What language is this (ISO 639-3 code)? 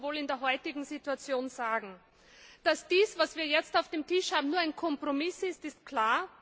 deu